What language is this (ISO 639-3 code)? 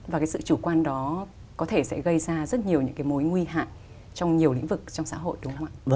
vie